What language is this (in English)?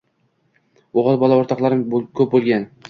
Uzbek